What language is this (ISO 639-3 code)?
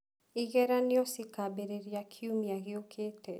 kik